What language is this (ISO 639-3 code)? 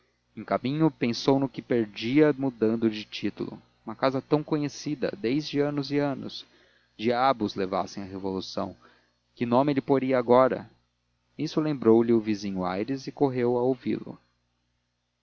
por